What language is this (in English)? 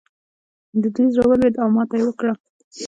Pashto